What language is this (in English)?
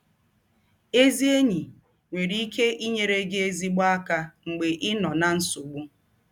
Igbo